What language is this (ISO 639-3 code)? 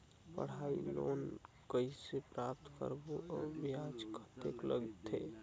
hne